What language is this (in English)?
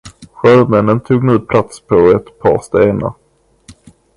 Swedish